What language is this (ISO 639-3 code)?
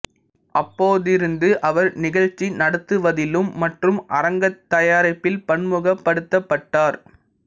tam